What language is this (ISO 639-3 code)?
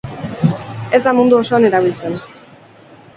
eus